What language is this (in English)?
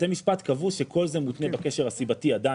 Hebrew